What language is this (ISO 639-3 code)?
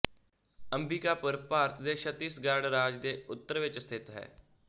pan